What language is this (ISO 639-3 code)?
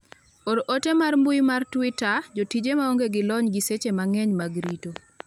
luo